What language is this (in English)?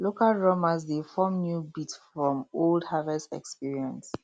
Nigerian Pidgin